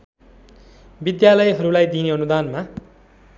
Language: Nepali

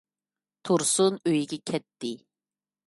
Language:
Uyghur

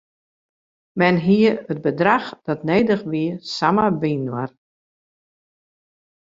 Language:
Western Frisian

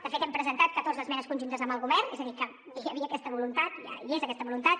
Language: Catalan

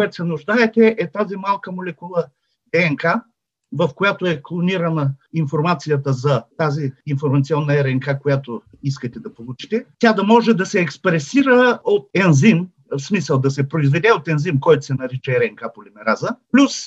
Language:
Bulgarian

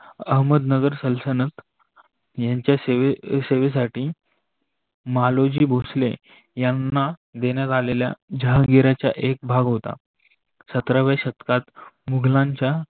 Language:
Marathi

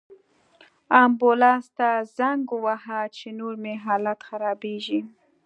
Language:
Pashto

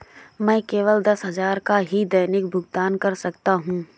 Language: Hindi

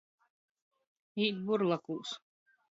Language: Latgalian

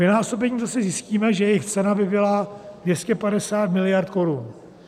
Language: Czech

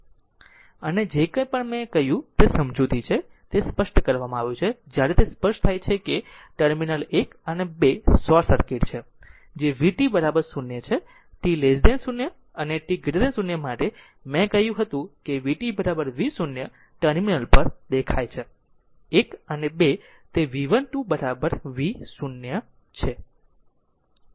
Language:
Gujarati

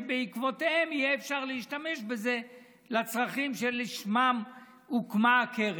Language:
Hebrew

